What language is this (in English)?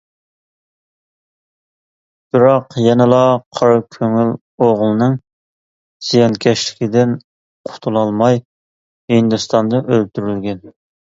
Uyghur